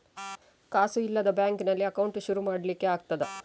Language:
Kannada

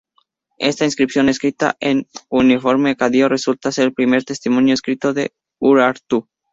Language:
Spanish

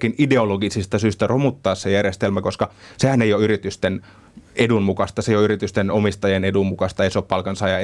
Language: Finnish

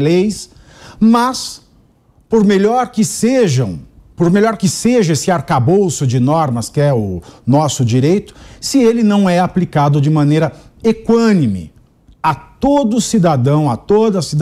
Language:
Portuguese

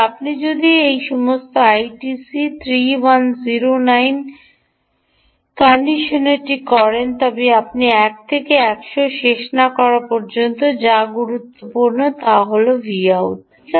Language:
Bangla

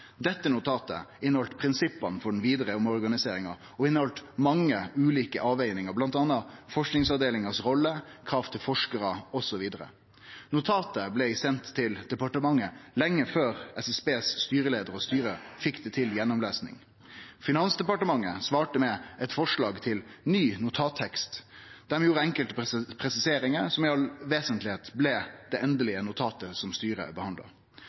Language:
Norwegian Nynorsk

